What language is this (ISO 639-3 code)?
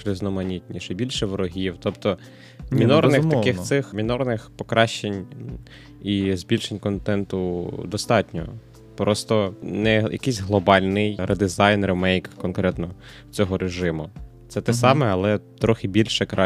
ukr